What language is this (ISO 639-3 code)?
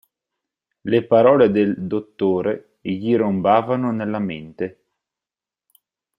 ita